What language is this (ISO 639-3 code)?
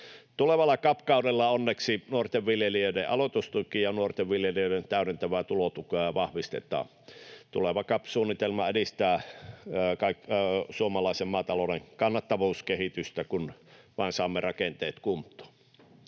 fin